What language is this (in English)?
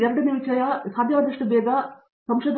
Kannada